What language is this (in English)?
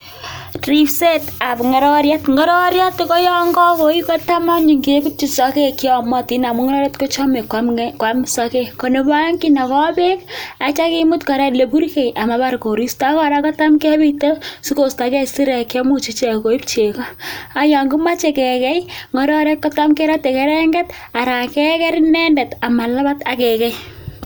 Kalenjin